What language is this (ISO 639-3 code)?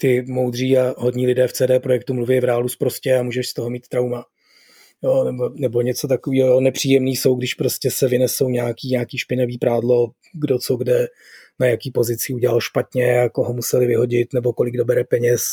ces